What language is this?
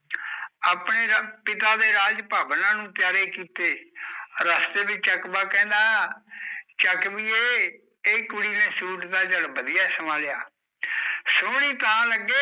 Punjabi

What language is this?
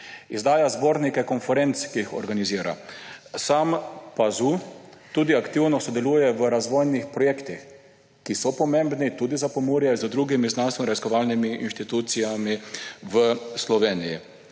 Slovenian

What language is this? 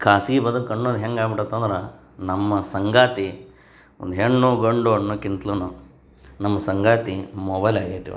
Kannada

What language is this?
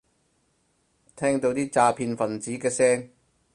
Cantonese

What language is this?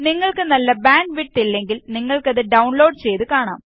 Malayalam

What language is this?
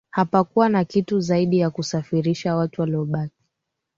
Swahili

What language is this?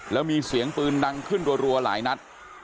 Thai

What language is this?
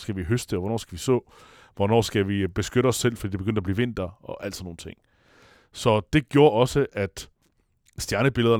Danish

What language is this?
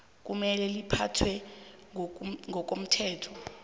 South Ndebele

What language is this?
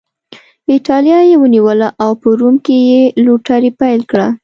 Pashto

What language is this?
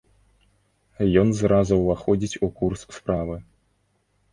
Belarusian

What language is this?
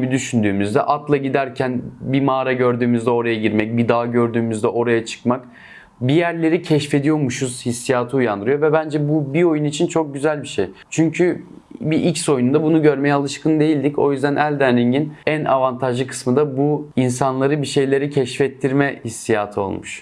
Turkish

